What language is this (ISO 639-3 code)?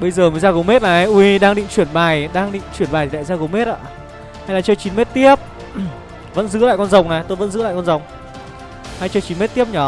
vie